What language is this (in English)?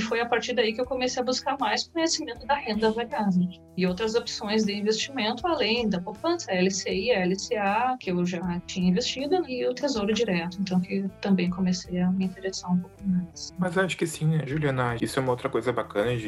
Portuguese